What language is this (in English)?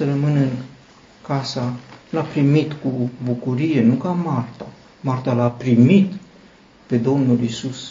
Romanian